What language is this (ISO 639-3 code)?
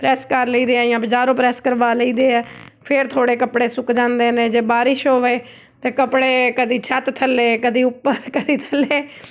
pan